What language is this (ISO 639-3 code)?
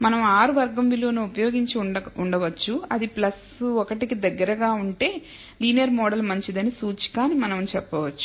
tel